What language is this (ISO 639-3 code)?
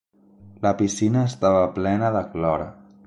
cat